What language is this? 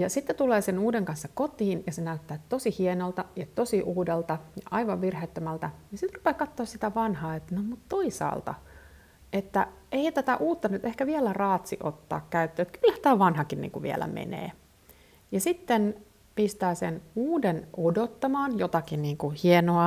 Finnish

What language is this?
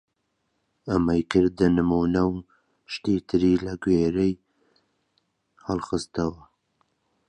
Central Kurdish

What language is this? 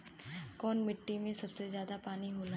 Bhojpuri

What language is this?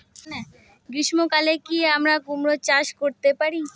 Bangla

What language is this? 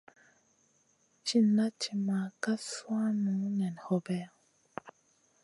Masana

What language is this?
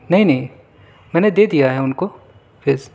Urdu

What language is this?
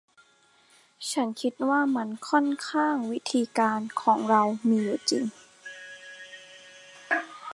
Thai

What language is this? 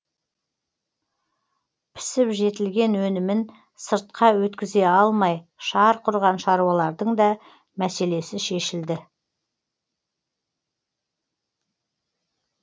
Kazakh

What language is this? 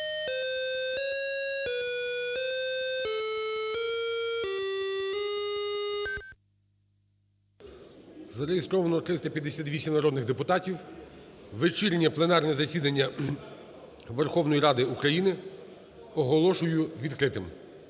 Ukrainian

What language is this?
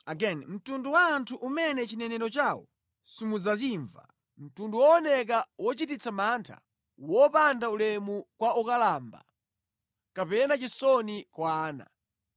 Nyanja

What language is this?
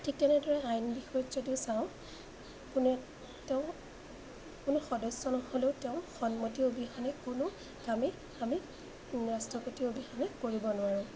Assamese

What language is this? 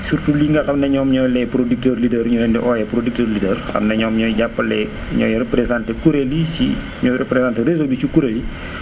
Wolof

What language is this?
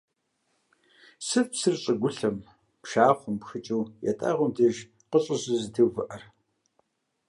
Kabardian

